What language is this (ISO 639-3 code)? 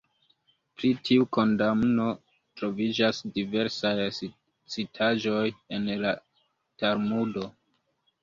epo